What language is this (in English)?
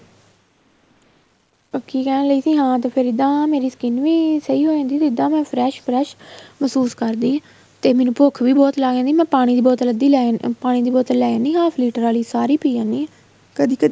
Punjabi